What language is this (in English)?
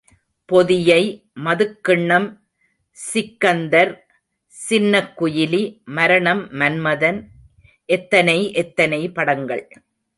Tamil